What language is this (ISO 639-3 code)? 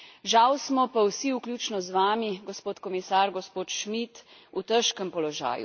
slv